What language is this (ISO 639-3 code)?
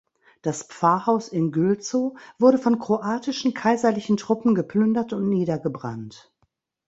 deu